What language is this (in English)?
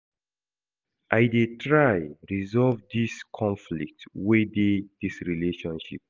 Nigerian Pidgin